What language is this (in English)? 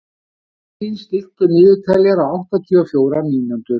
Icelandic